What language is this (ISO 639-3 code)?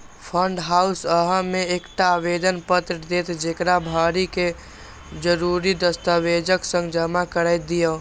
mai